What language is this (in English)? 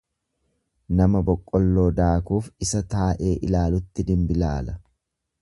Oromo